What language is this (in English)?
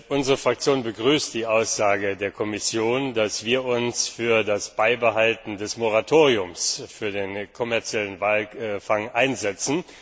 German